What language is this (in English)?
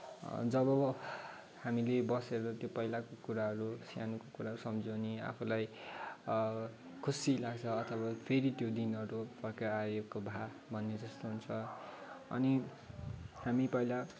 Nepali